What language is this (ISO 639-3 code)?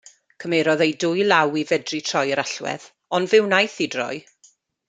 cym